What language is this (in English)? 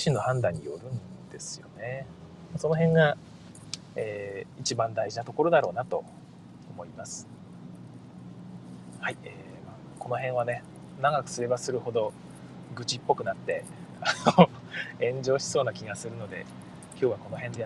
Japanese